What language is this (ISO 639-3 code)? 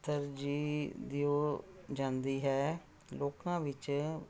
pan